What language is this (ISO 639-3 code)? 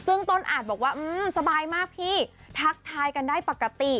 tha